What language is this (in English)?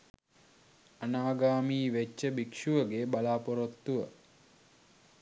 Sinhala